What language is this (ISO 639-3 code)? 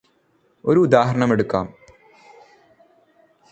mal